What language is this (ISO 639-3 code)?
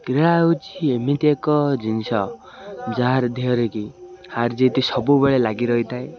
ori